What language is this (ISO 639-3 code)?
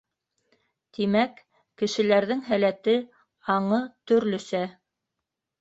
bak